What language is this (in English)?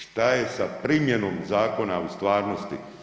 Croatian